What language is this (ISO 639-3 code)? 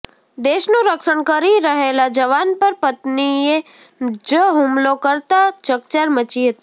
guj